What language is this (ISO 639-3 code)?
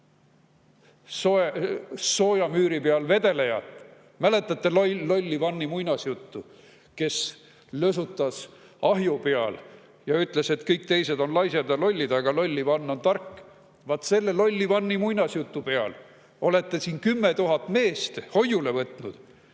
est